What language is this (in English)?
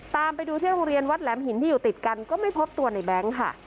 Thai